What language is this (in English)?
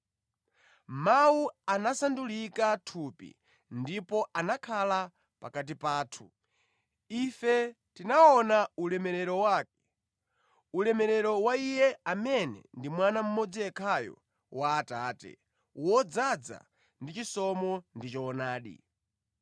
Nyanja